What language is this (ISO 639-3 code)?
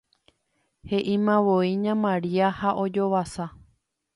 grn